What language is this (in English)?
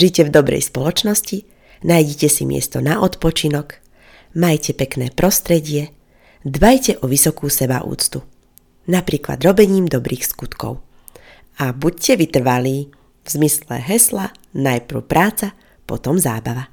Slovak